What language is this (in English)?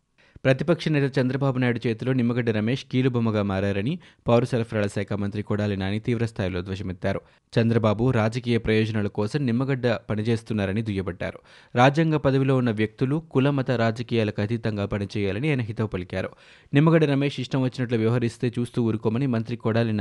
Telugu